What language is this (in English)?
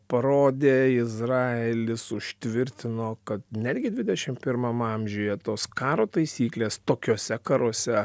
Lithuanian